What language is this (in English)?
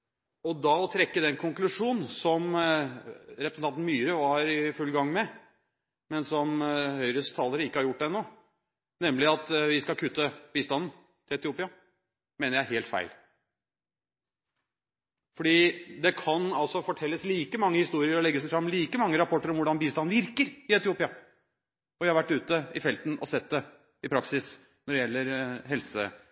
Norwegian Bokmål